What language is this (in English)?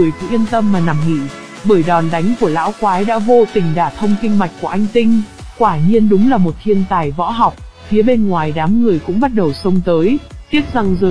Vietnamese